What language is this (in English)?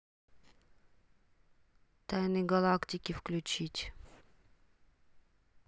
Russian